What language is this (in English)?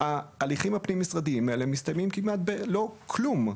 Hebrew